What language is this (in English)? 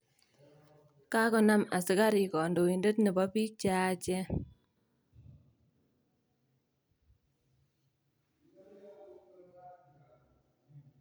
Kalenjin